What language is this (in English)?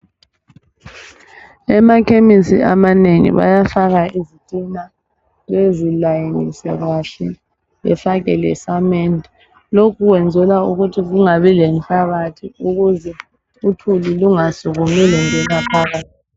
North Ndebele